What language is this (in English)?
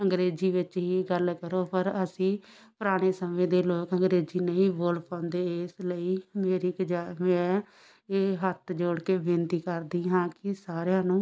Punjabi